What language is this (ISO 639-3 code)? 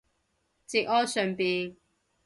yue